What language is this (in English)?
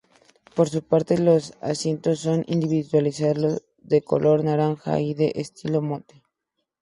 Spanish